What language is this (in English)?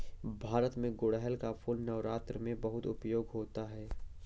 Hindi